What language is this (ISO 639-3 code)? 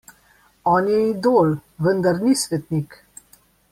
slv